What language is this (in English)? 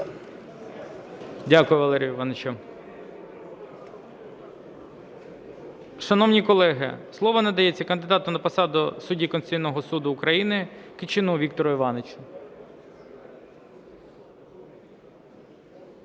Ukrainian